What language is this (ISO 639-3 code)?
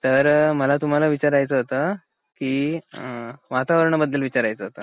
mar